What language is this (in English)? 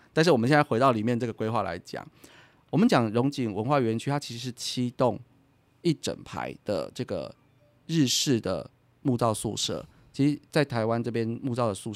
Chinese